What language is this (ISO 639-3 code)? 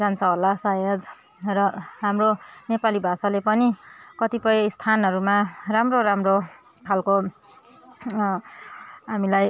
nep